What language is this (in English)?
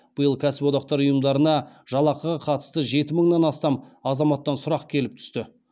Kazakh